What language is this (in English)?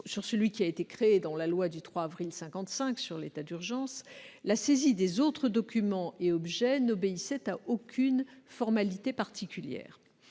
French